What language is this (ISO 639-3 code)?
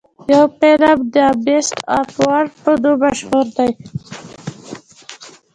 pus